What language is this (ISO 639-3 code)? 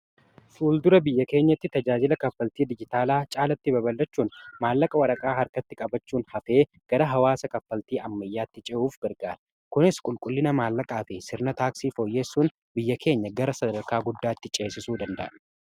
orm